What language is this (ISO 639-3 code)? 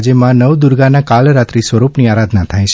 guj